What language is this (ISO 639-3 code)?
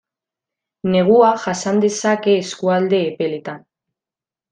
eus